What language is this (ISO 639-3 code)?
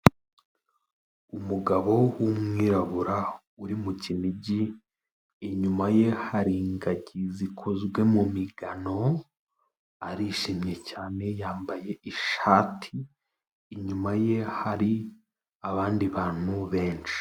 kin